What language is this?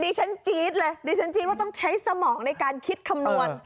Thai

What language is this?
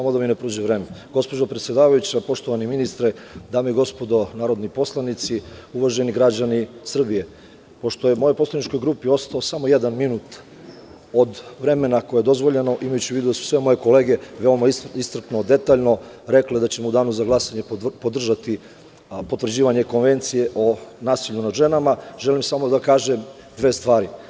Serbian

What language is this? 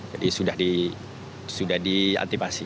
Indonesian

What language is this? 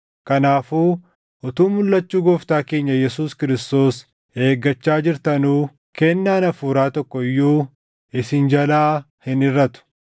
Oromo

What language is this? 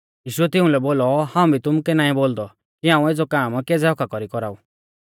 Mahasu Pahari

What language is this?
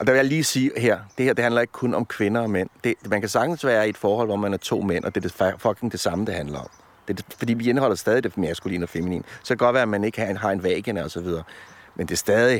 Danish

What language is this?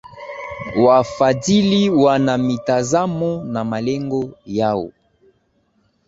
Swahili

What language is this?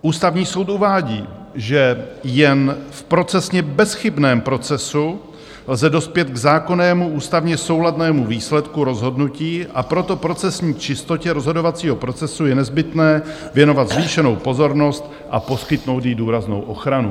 Czech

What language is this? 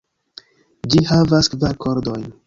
Esperanto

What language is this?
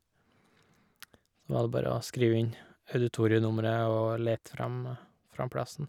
Norwegian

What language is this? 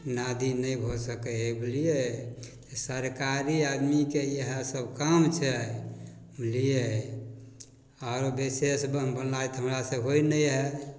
Maithili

